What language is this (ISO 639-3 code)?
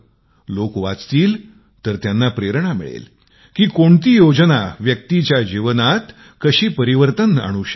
mar